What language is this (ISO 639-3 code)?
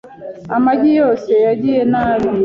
kin